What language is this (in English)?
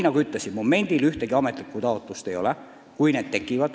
Estonian